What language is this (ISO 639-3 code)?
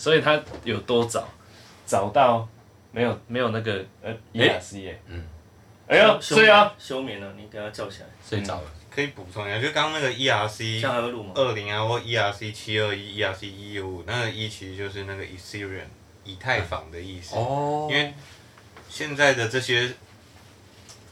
zho